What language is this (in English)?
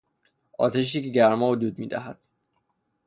Persian